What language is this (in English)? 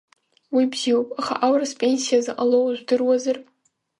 Abkhazian